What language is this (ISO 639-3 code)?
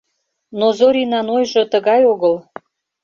chm